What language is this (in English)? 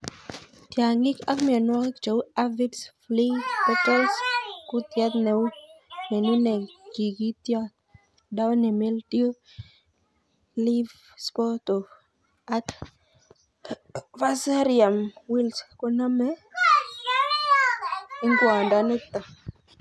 Kalenjin